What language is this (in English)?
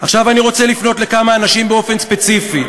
Hebrew